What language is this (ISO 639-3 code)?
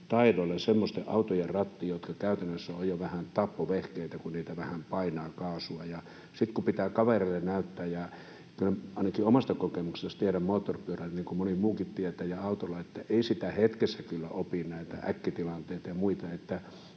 fin